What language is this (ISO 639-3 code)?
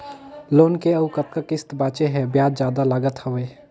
hne